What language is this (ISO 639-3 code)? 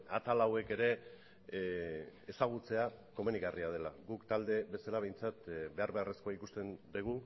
eus